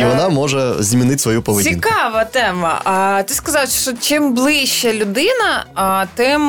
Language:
Ukrainian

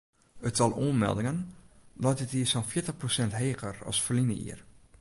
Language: Western Frisian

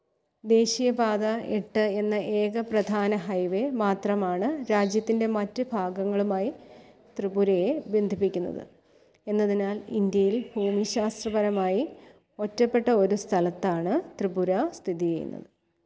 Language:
Malayalam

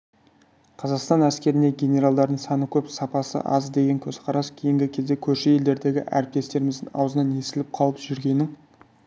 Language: Kazakh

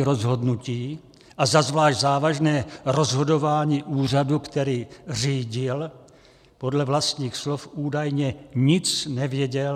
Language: Czech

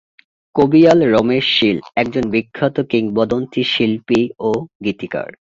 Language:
Bangla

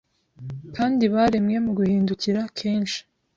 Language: Kinyarwanda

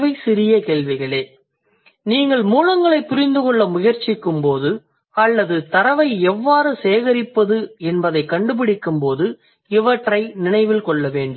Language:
Tamil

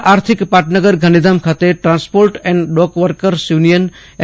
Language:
Gujarati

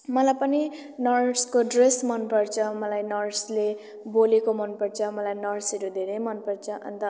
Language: Nepali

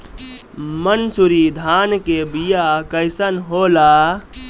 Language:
Bhojpuri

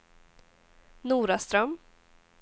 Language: Swedish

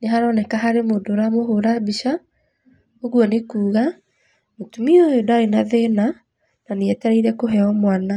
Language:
Kikuyu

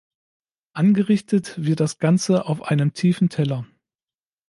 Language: German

